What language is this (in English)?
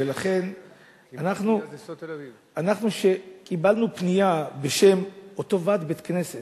Hebrew